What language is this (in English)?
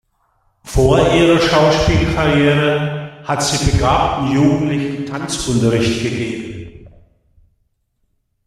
German